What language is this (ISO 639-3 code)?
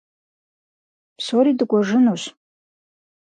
kbd